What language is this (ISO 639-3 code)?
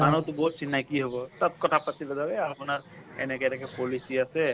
asm